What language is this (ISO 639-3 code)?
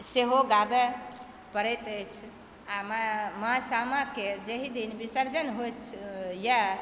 mai